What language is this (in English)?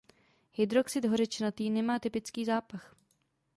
Czech